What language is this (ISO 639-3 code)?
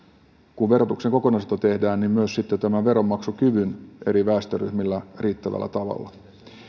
fin